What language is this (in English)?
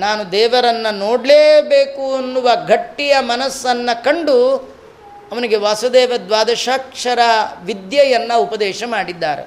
Kannada